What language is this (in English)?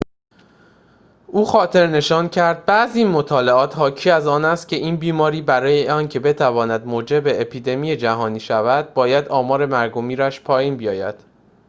Persian